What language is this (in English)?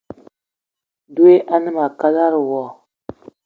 Eton (Cameroon)